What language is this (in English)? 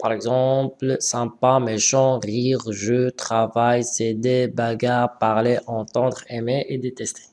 French